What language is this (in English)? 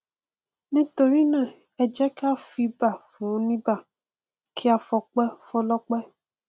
Yoruba